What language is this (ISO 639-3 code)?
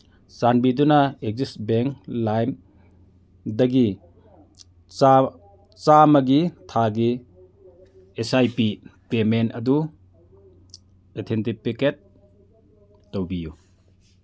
mni